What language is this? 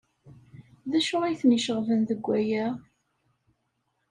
Kabyle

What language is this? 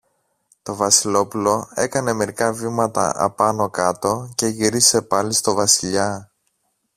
Greek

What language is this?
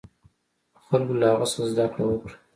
Pashto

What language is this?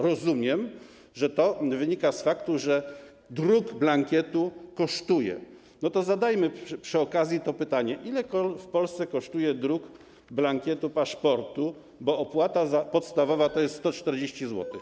Polish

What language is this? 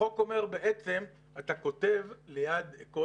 Hebrew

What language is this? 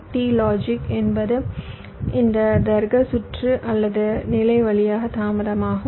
Tamil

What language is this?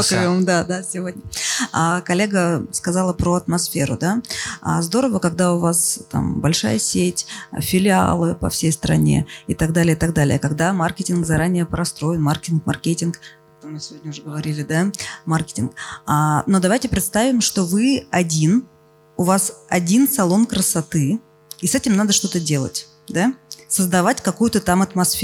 Russian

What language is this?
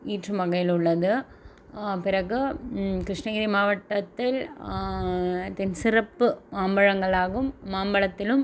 Tamil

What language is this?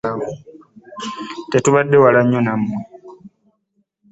Ganda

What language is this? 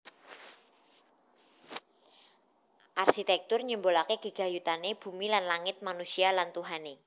Javanese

